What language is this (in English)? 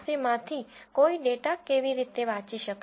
Gujarati